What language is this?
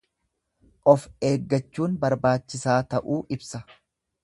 Oromo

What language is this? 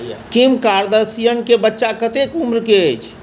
Maithili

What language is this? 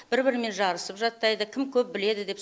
Kazakh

